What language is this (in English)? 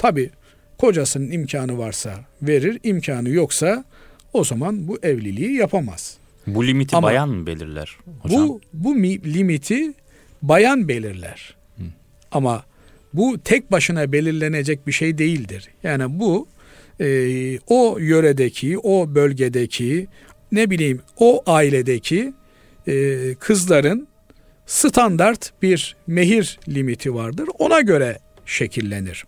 Turkish